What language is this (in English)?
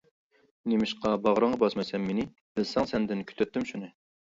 Uyghur